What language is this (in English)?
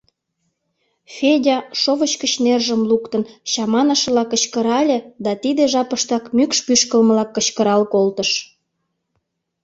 Mari